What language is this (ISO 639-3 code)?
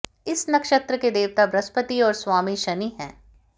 hin